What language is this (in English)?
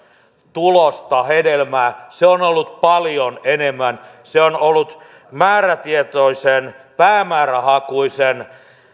Finnish